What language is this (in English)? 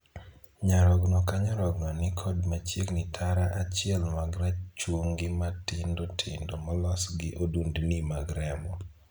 Luo (Kenya and Tanzania)